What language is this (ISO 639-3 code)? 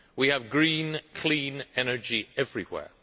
eng